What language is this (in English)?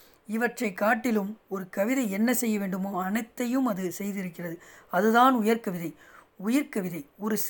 Tamil